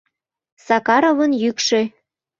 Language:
Mari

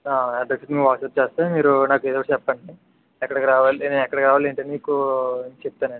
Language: Telugu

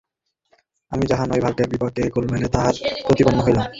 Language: Bangla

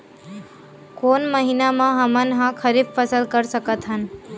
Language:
Chhattisgarhi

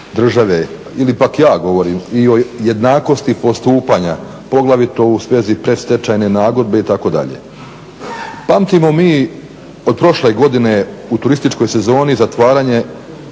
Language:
Croatian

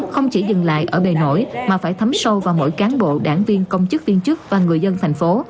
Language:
Vietnamese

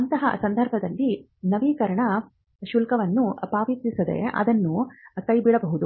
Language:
Kannada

